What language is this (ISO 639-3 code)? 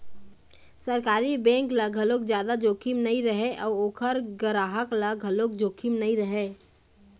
hne